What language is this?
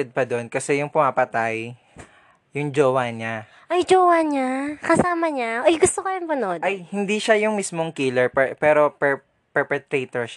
Filipino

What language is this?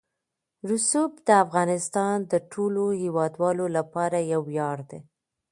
Pashto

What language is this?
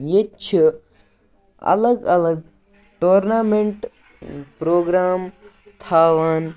Kashmiri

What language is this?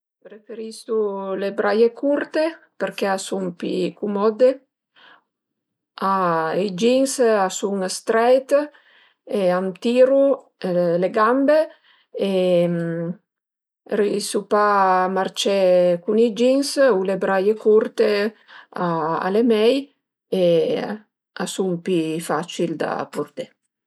Piedmontese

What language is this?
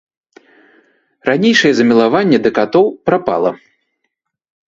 Belarusian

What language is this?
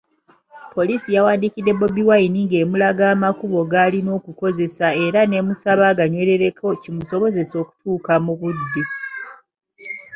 Ganda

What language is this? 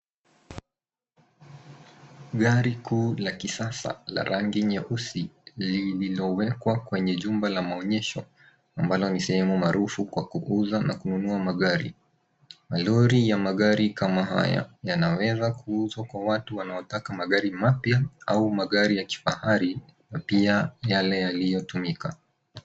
Swahili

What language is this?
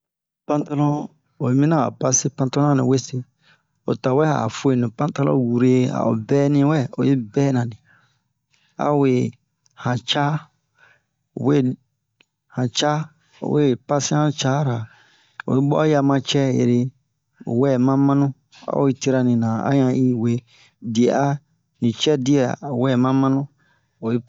Bomu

